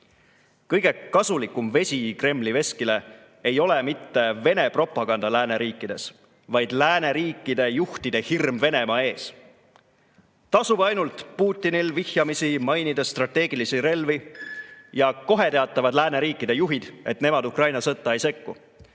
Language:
Estonian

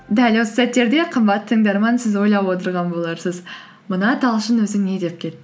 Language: Kazakh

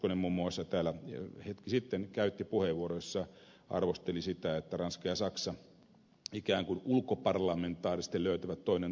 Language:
Finnish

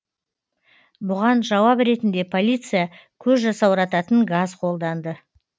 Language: Kazakh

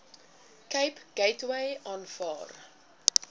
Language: Afrikaans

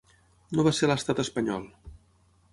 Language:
Catalan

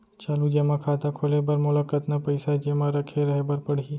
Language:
Chhattisgarhi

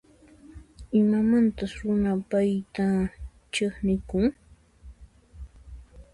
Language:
Puno Quechua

